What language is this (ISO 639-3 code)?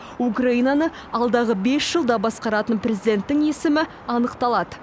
kaz